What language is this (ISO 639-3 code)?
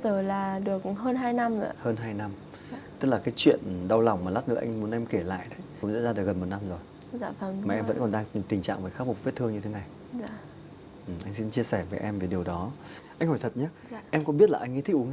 vie